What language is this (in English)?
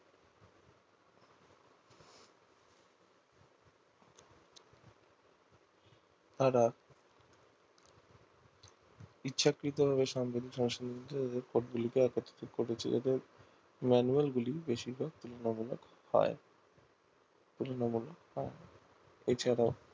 Bangla